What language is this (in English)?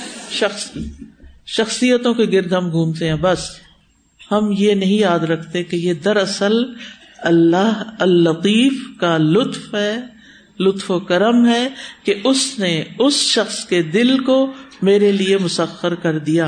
Urdu